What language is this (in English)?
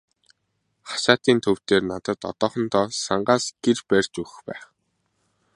Mongolian